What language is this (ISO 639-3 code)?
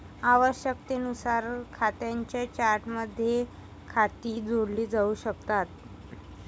mar